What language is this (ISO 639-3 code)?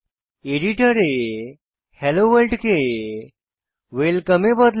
ben